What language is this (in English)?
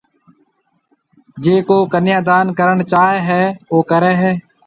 Marwari (Pakistan)